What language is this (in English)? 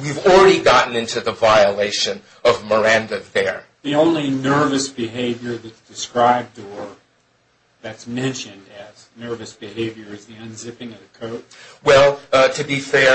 English